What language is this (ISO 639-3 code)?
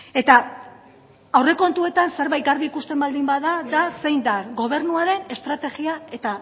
eus